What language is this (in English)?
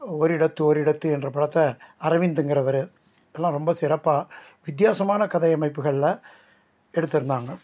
Tamil